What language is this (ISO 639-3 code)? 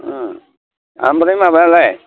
brx